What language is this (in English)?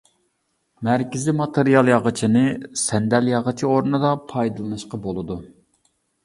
Uyghur